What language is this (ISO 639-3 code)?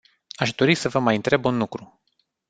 ron